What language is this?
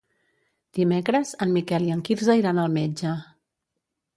Catalan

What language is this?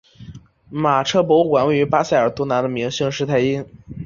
Chinese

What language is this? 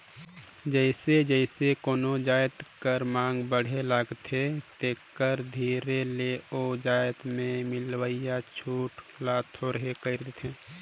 Chhattisgarhi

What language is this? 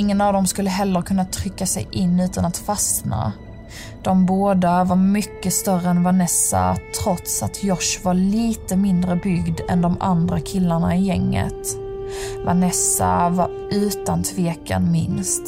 Swedish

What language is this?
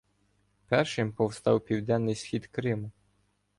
Ukrainian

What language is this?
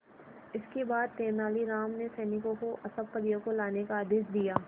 Hindi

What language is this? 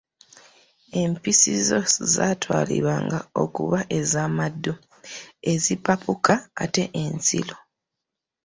Ganda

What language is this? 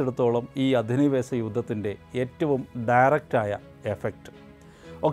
Malayalam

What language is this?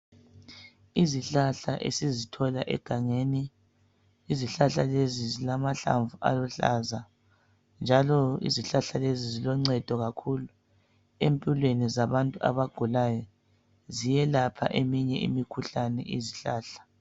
North Ndebele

